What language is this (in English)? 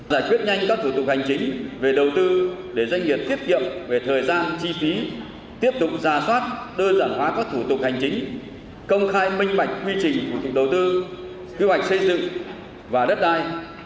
Vietnamese